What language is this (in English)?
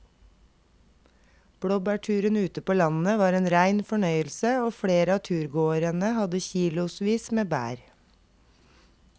Norwegian